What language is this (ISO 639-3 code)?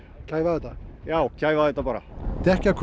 isl